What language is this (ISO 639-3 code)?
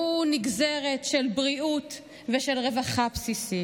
heb